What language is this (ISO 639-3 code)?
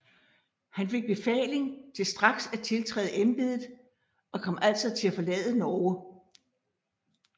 dan